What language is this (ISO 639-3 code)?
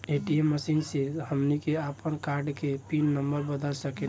bho